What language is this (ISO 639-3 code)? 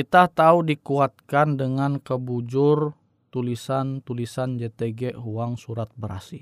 ind